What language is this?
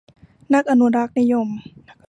Thai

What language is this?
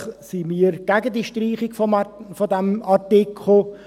Swiss German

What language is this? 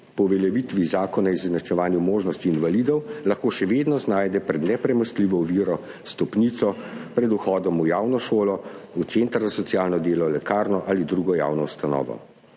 Slovenian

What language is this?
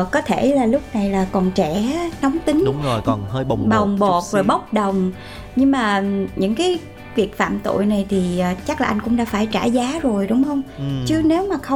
Vietnamese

